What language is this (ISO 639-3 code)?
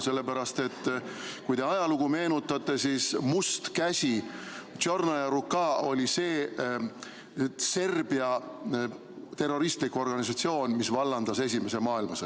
est